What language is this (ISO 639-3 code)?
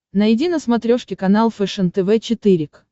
rus